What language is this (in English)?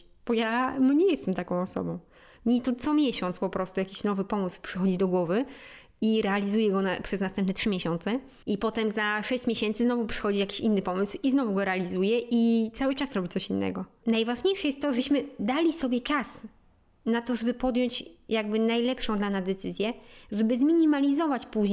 Polish